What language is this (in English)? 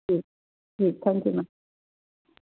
Hindi